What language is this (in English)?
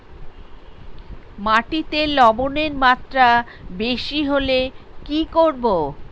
Bangla